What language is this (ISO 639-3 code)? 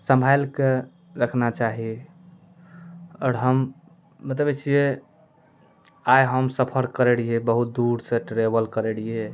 mai